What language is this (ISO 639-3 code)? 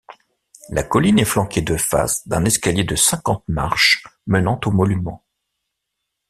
fra